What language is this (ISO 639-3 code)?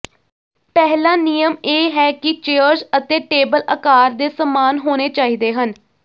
pan